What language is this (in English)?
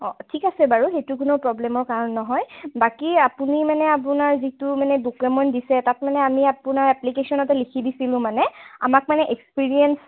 Assamese